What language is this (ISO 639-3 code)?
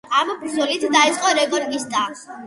kat